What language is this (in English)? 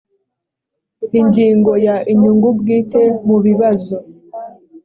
Kinyarwanda